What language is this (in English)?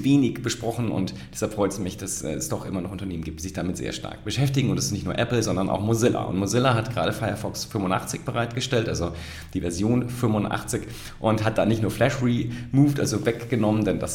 German